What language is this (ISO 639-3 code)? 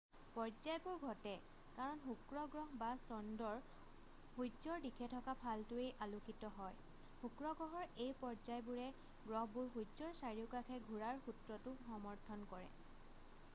asm